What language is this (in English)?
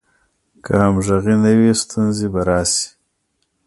Pashto